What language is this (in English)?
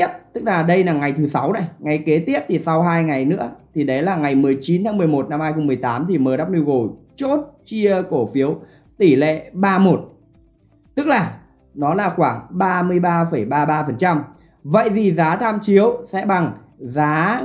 Vietnamese